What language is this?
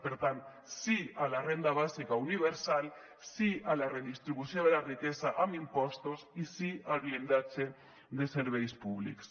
Catalan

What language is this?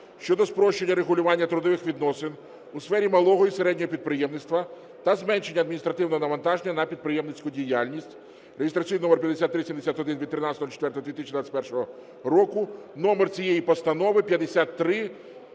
Ukrainian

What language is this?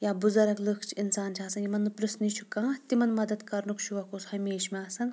Kashmiri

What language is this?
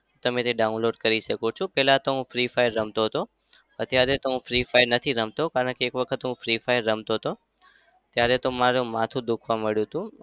Gujarati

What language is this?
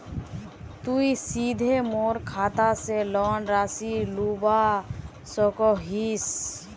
Magahi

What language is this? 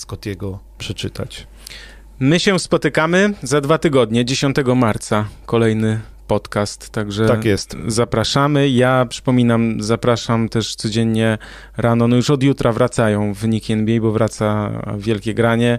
Polish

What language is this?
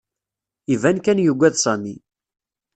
Kabyle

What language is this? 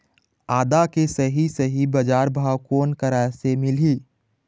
Chhattisgarhi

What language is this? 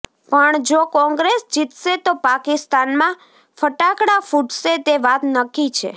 Gujarati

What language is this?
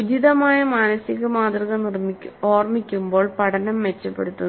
Malayalam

